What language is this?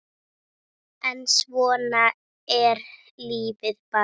Icelandic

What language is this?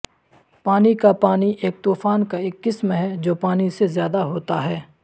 Urdu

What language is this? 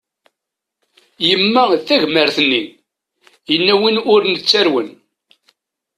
Kabyle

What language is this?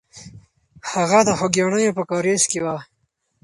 Pashto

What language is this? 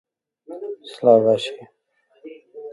Central Kurdish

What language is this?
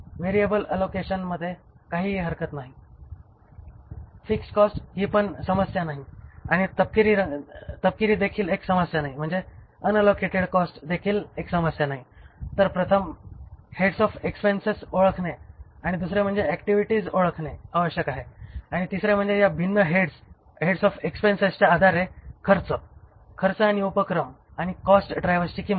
Marathi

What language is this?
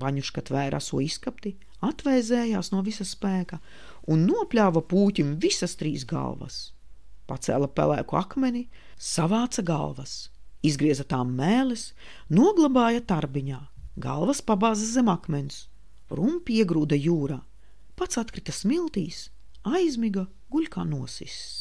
Latvian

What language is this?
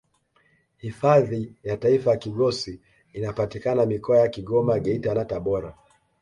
Swahili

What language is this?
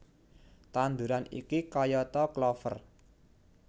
Javanese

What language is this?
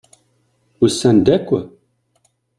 Kabyle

